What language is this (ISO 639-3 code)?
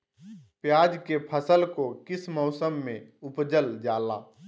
mag